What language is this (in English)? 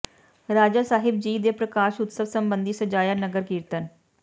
Punjabi